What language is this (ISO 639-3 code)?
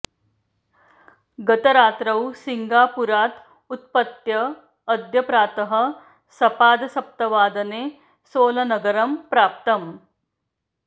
san